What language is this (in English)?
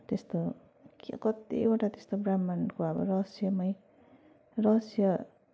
Nepali